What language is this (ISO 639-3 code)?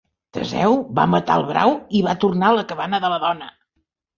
cat